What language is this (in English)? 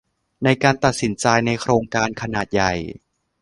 Thai